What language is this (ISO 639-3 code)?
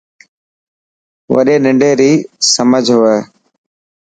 mki